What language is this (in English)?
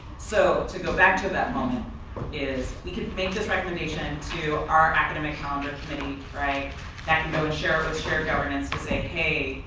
English